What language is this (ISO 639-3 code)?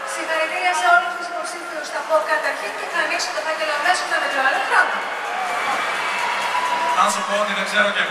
ell